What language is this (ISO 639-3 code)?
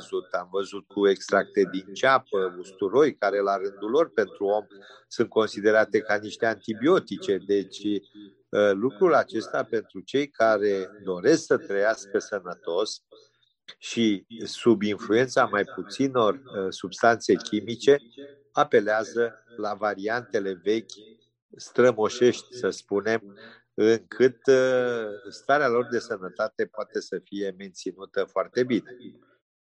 ron